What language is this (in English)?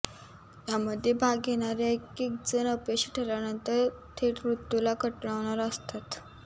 Marathi